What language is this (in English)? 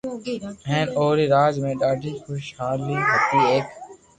Loarki